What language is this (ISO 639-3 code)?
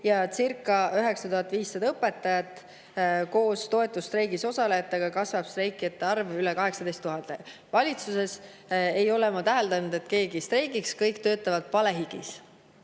est